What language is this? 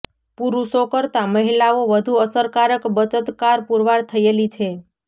Gujarati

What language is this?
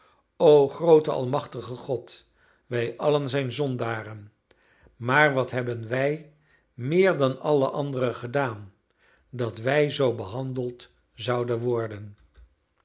Dutch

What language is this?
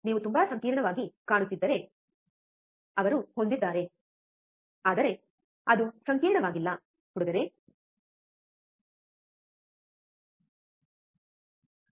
Kannada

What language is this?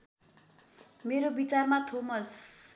Nepali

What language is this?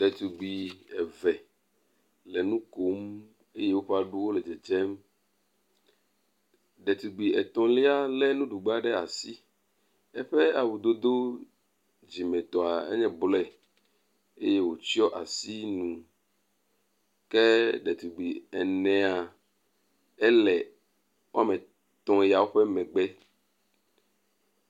Ewe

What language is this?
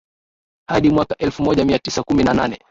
Swahili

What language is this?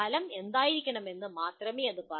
Malayalam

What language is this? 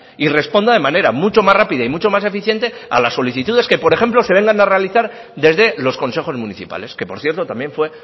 Spanish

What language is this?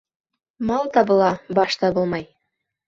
Bashkir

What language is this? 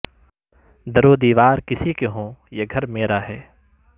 Urdu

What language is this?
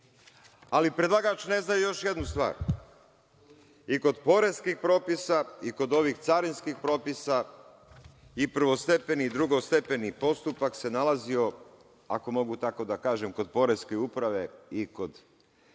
Serbian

